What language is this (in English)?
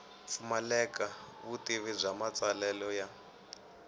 Tsonga